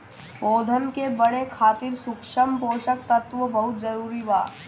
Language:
Bhojpuri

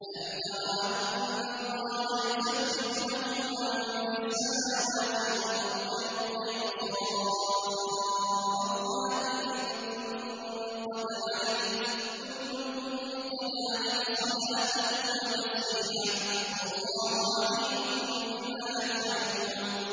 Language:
Arabic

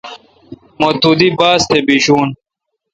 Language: Kalkoti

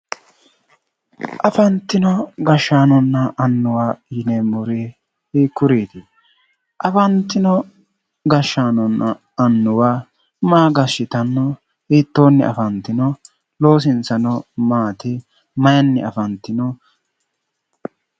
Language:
Sidamo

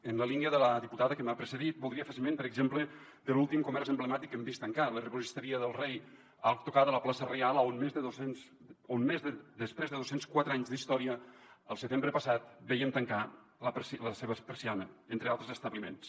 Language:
Catalan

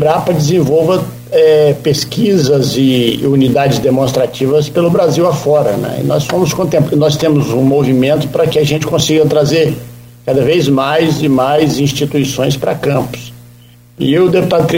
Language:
Portuguese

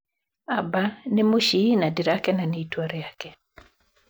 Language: Kikuyu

